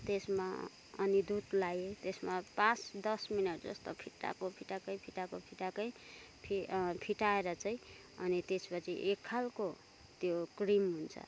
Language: Nepali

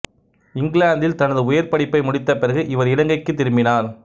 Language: Tamil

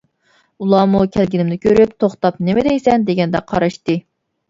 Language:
Uyghur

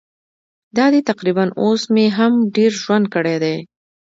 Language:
Pashto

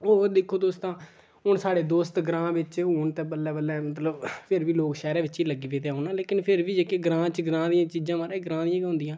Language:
Dogri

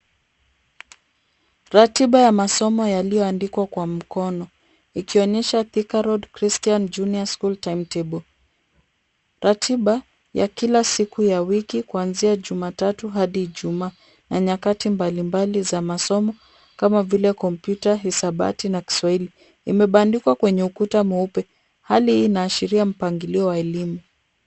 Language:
Swahili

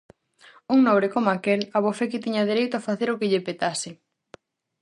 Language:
Galician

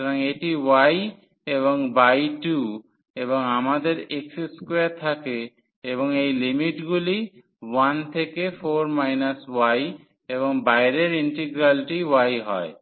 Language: Bangla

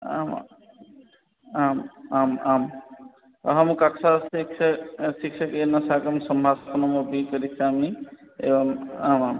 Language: Sanskrit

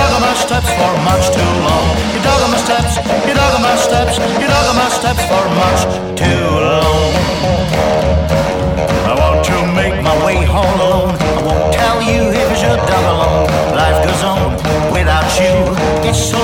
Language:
Italian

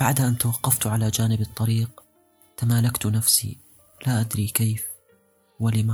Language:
Arabic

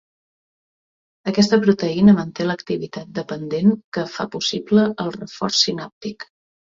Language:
Catalan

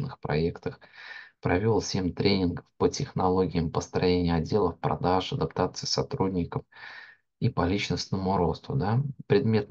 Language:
Russian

